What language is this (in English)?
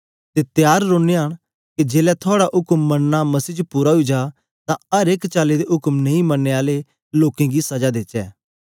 Dogri